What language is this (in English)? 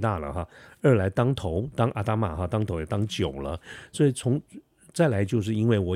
Chinese